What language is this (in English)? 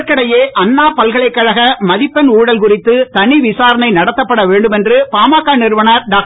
Tamil